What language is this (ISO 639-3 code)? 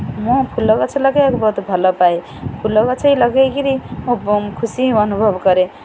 ori